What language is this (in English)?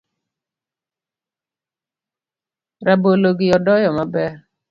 Luo (Kenya and Tanzania)